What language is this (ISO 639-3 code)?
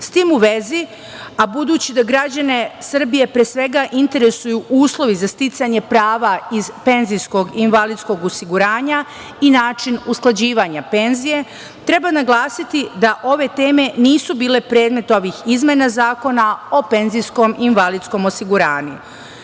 srp